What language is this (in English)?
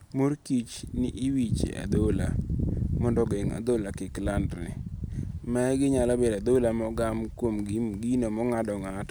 Luo (Kenya and Tanzania)